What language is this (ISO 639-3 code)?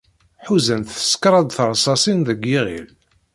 kab